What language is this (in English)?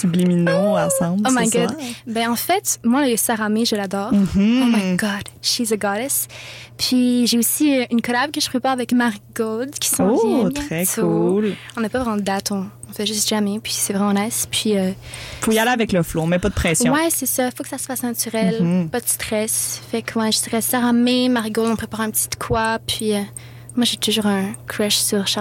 French